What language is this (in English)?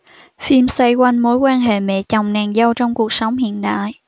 Vietnamese